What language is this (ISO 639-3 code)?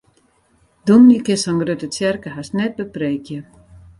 fry